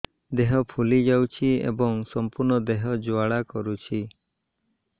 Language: Odia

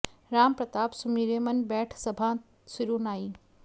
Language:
Sanskrit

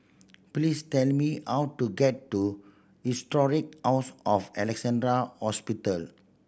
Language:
English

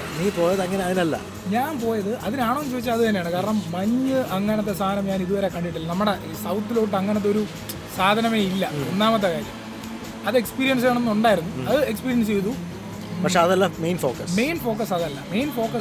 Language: Malayalam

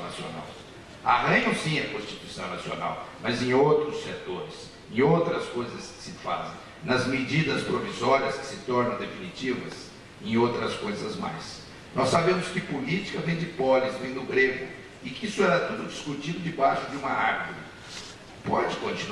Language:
Portuguese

